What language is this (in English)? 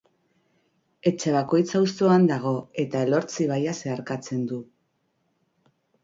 Basque